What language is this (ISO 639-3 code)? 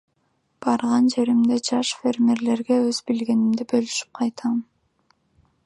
kir